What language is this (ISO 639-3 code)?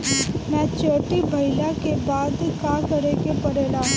bho